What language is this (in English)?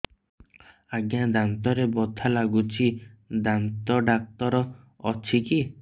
Odia